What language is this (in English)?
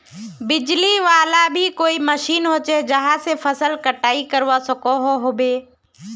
Magahi